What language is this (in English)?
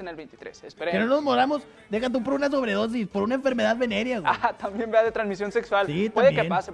Spanish